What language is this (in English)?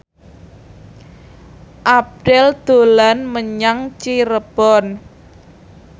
Javanese